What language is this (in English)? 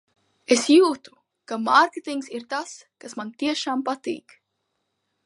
Latvian